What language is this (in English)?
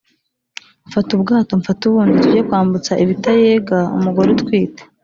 Kinyarwanda